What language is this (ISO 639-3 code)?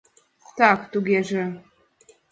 chm